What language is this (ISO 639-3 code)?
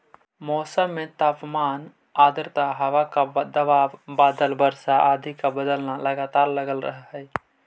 mag